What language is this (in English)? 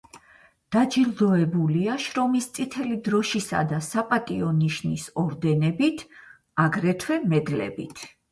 Georgian